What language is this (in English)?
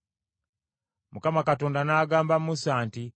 Ganda